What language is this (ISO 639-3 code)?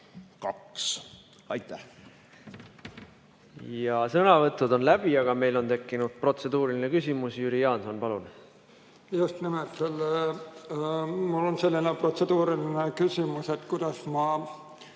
est